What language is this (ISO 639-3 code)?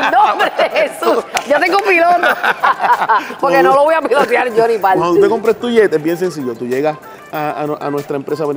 spa